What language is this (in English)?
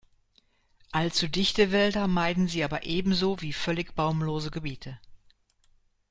German